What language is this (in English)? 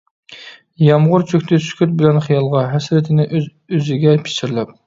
Uyghur